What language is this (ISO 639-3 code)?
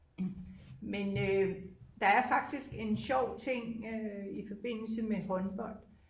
dan